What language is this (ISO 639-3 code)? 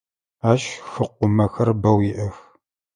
ady